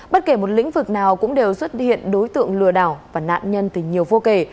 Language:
Vietnamese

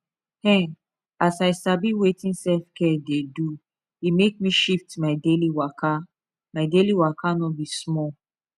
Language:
Nigerian Pidgin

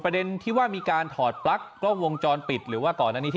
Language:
Thai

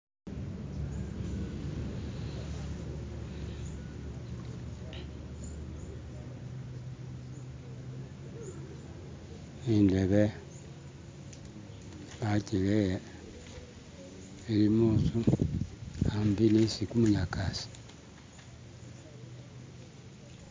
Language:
Masaaba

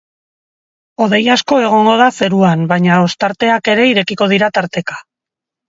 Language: Basque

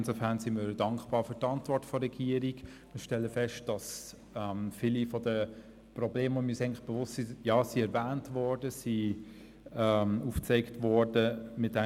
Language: Swiss German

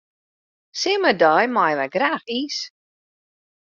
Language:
Western Frisian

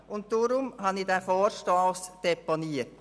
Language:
Swiss German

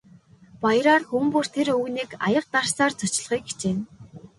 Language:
Mongolian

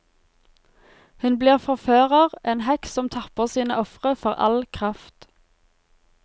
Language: Norwegian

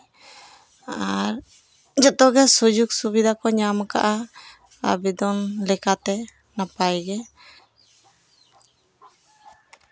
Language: Santali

